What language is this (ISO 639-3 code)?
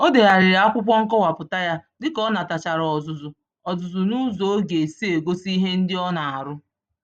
ibo